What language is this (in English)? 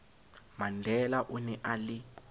Southern Sotho